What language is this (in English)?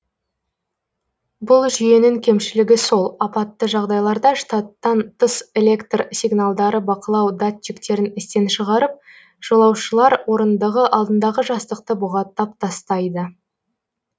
Kazakh